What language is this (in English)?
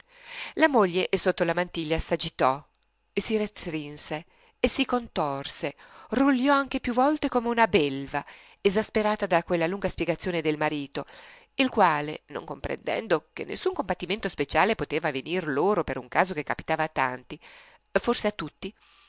Italian